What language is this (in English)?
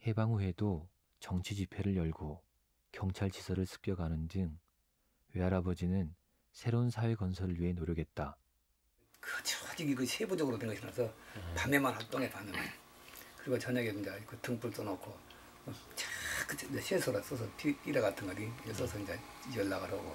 Korean